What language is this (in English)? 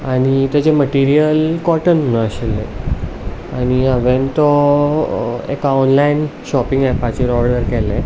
Konkani